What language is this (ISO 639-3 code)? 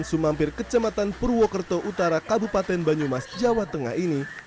ind